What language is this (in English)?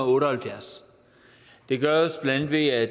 Danish